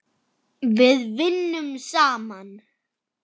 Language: Icelandic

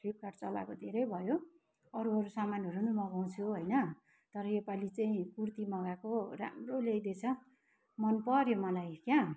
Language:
Nepali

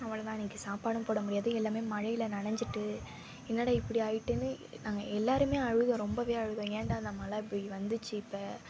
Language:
Tamil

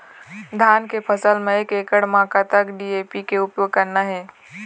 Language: Chhattisgarhi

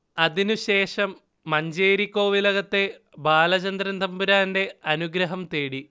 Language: Malayalam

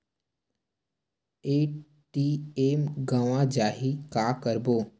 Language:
Chhattisgarhi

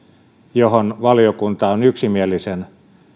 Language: Finnish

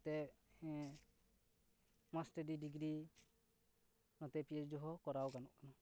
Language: Santali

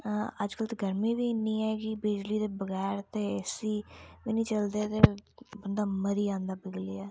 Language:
Dogri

